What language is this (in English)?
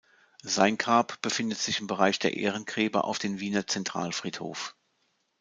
German